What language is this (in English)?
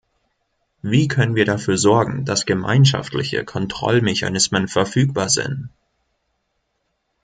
German